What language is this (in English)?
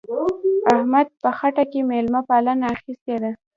Pashto